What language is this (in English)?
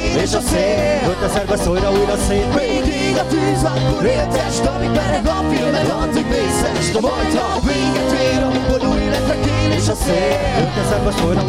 Hungarian